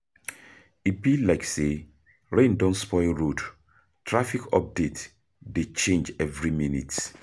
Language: Nigerian Pidgin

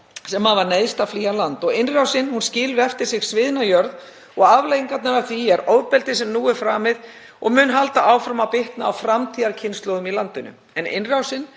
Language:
Icelandic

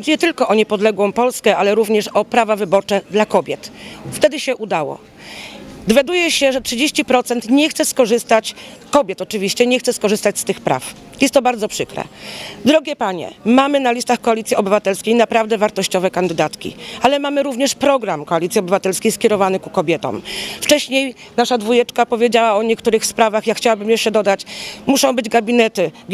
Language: Polish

